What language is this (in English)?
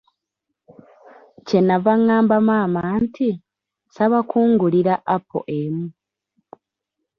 Ganda